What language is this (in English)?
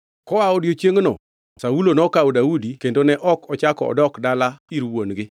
Luo (Kenya and Tanzania)